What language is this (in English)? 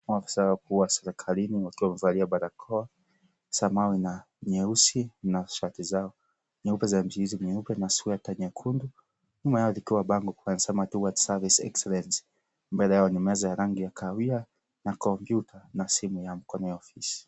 Swahili